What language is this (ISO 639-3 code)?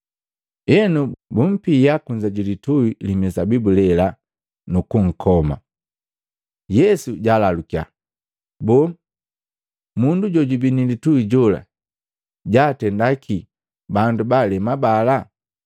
mgv